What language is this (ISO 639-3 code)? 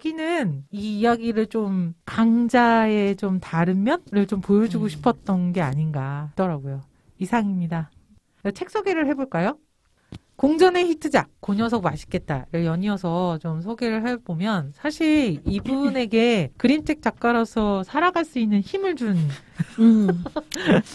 kor